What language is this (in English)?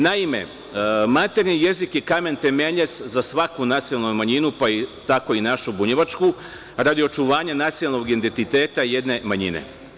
Serbian